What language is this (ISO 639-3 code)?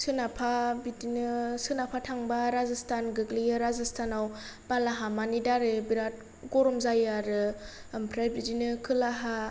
brx